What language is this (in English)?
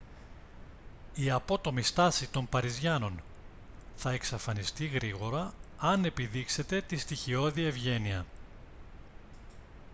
Greek